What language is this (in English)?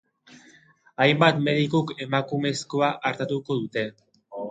Basque